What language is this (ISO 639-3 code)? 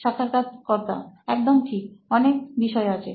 ben